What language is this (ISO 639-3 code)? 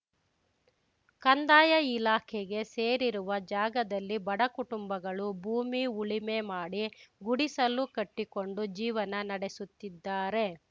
kan